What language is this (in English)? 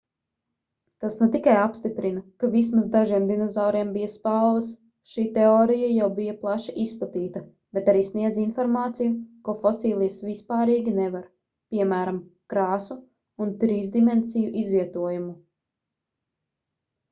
Latvian